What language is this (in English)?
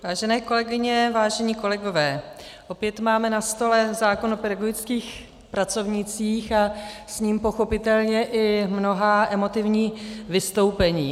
Czech